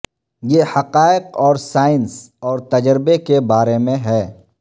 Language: Urdu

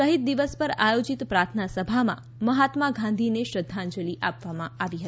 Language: Gujarati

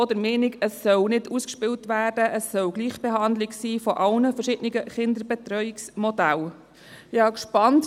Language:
Swiss German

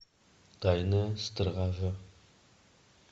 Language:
Russian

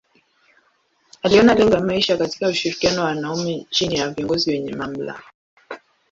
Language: Swahili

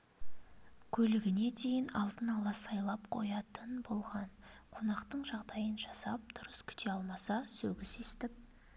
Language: Kazakh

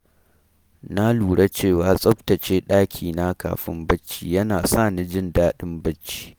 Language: Hausa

